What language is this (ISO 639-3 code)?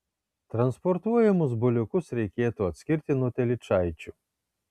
lit